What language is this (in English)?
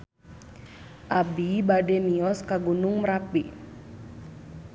Sundanese